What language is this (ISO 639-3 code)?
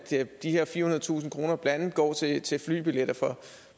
dan